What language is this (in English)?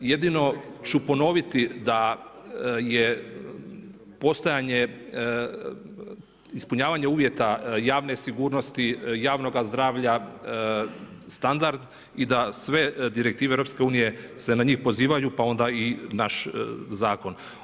Croatian